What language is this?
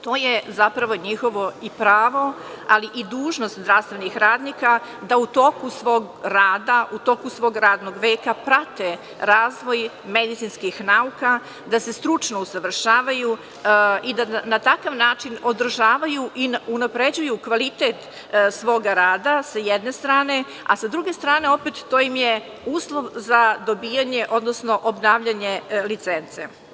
Serbian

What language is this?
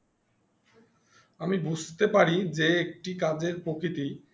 Bangla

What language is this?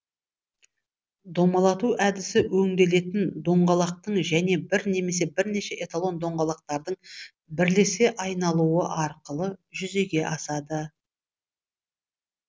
Kazakh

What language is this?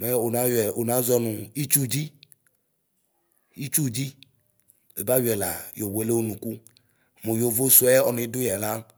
Ikposo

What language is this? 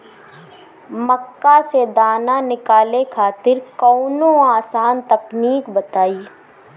Bhojpuri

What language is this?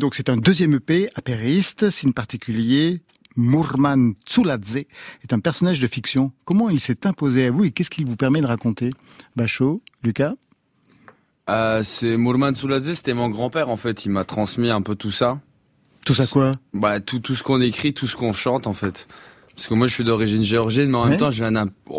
French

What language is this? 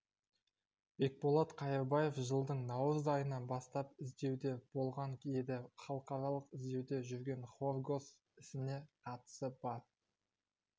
Kazakh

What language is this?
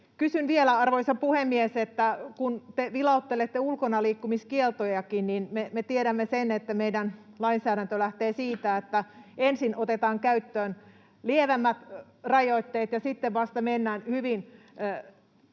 Finnish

